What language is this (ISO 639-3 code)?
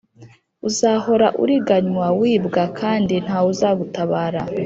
kin